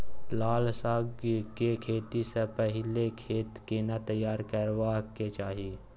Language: Maithili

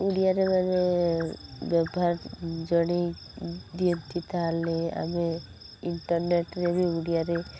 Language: Odia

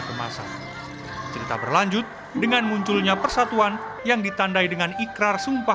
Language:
Indonesian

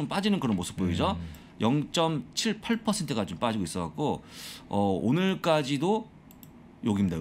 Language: Korean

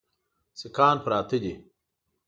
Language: Pashto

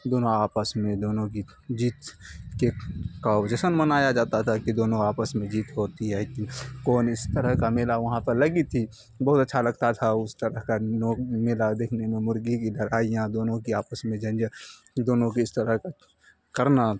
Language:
Urdu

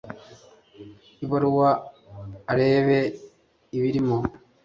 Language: Kinyarwanda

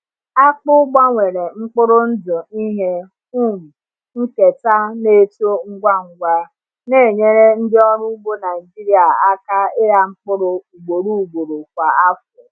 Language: Igbo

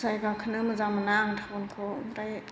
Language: Bodo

